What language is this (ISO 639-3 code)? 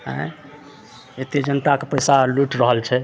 mai